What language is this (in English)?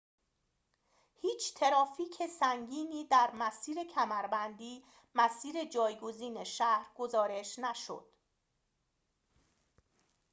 Persian